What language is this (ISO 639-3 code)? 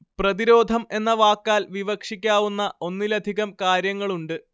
mal